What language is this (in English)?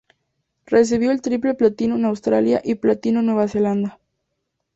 Spanish